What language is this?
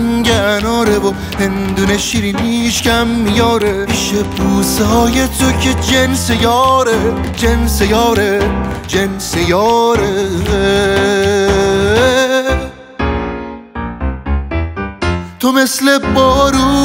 Persian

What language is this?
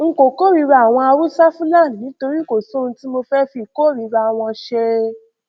Yoruba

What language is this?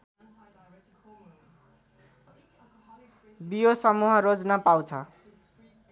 Nepali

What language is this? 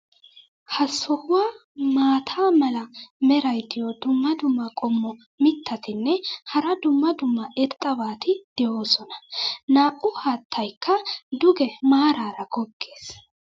Wolaytta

